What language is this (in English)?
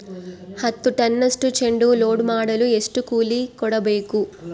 Kannada